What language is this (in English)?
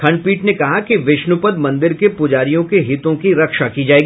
Hindi